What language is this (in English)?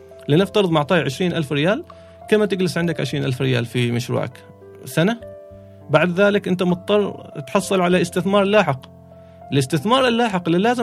Arabic